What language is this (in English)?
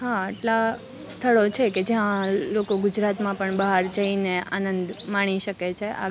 Gujarati